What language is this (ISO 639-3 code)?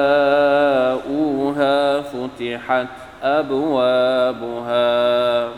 tha